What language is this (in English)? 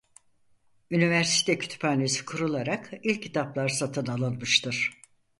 Turkish